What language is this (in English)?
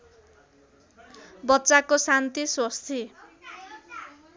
Nepali